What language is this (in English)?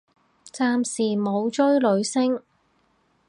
Cantonese